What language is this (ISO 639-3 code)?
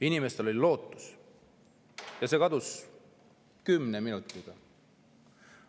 est